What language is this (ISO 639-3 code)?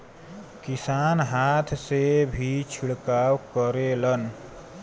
bho